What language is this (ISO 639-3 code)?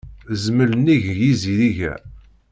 kab